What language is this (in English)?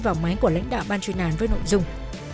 Vietnamese